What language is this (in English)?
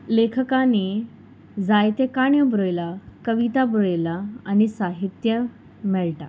Konkani